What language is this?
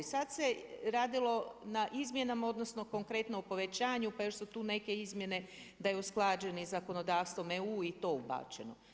Croatian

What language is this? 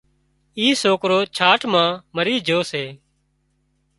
Wadiyara Koli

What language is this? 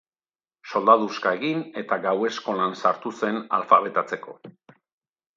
Basque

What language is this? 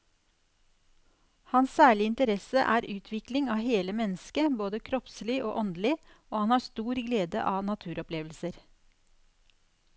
Norwegian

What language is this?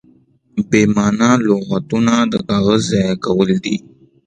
Pashto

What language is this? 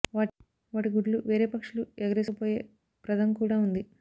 Telugu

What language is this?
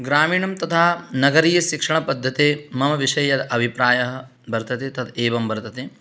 Sanskrit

